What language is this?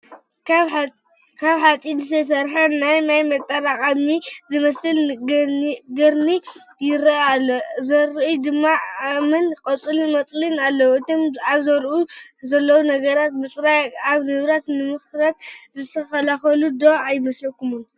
Tigrinya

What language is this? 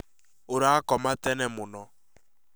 Kikuyu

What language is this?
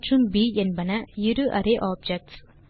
Tamil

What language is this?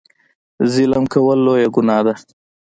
Pashto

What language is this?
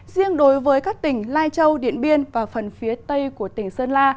Vietnamese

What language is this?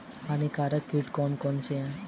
Hindi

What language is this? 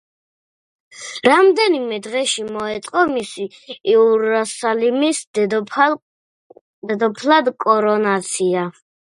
Georgian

